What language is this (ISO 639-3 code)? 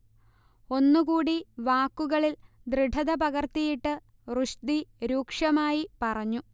mal